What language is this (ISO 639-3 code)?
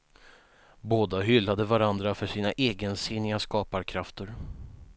swe